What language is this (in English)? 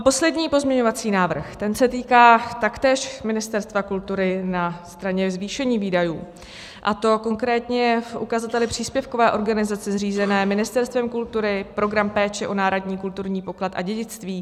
Czech